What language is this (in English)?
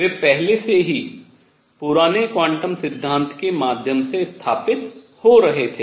Hindi